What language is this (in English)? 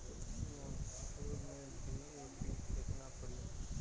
Bhojpuri